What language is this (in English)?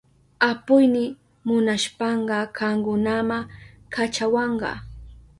Southern Pastaza Quechua